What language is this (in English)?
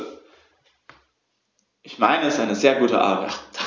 German